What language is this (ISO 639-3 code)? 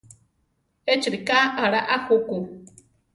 tar